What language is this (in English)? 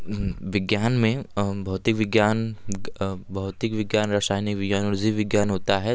Hindi